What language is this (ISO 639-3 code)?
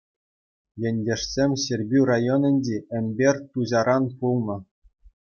chv